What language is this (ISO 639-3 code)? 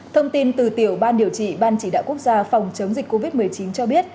vie